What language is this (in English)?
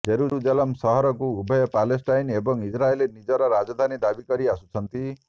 Odia